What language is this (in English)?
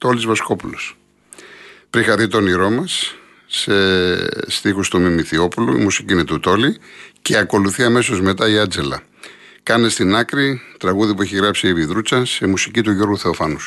Greek